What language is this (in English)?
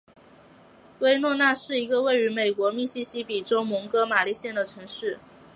Chinese